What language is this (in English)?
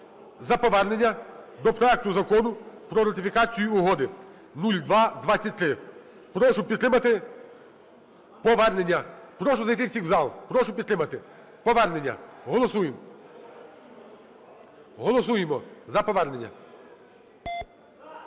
Ukrainian